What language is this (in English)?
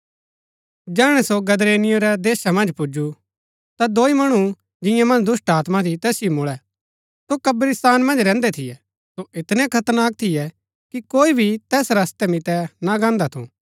Gaddi